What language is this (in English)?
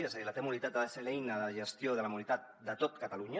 Catalan